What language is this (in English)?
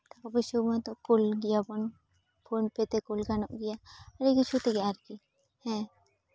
Santali